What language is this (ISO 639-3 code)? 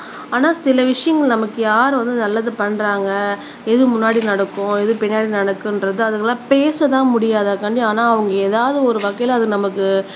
tam